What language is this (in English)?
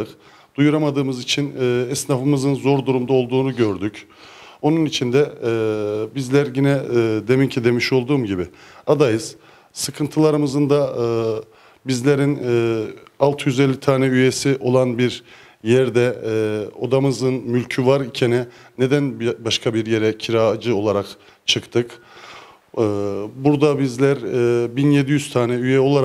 Turkish